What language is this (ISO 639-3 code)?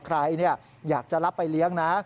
tha